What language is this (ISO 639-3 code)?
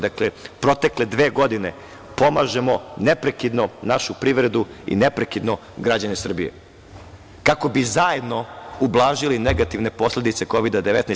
srp